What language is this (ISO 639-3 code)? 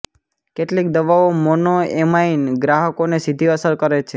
guj